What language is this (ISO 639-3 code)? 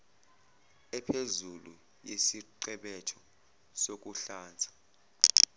zul